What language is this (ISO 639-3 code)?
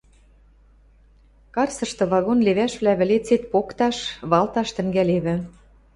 mrj